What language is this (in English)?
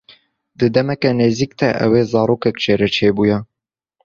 Kurdish